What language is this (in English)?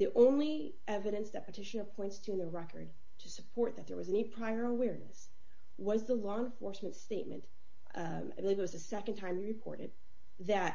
English